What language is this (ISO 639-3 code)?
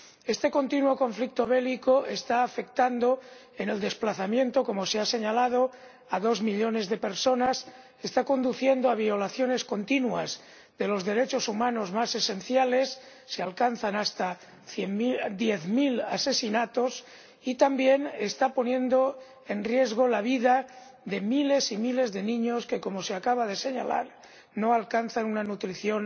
spa